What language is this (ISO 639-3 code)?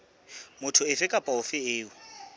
sot